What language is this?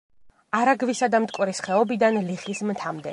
Georgian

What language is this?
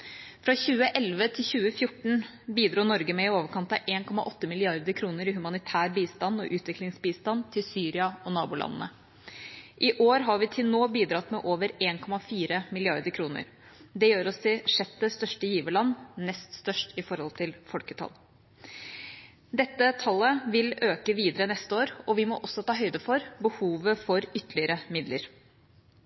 Norwegian Bokmål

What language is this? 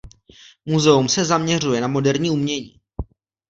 Czech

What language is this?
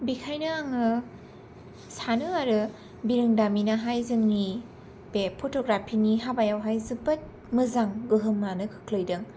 Bodo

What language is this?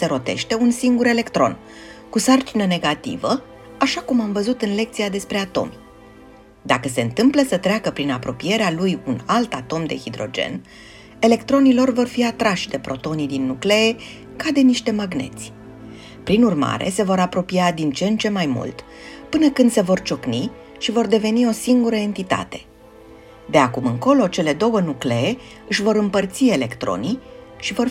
Romanian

